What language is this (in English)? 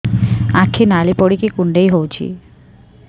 Odia